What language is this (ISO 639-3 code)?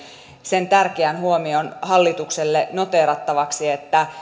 fin